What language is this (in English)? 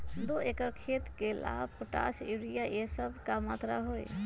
Magahi